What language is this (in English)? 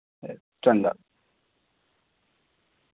Dogri